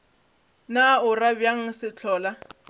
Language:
Northern Sotho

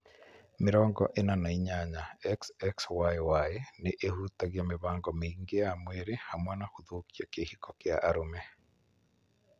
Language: Kikuyu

